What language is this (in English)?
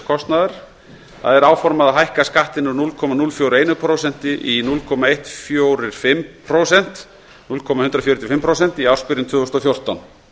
Icelandic